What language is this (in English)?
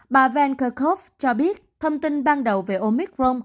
Vietnamese